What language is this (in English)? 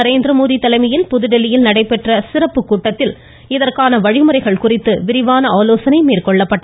Tamil